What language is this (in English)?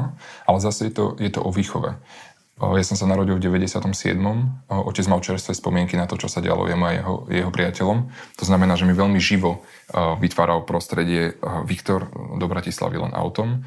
Slovak